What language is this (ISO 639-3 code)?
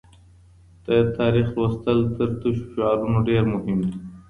pus